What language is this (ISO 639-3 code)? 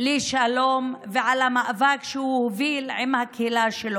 heb